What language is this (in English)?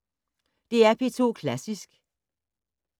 Danish